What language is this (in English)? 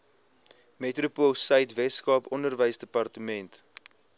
Afrikaans